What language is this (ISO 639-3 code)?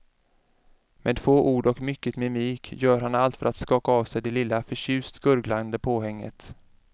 swe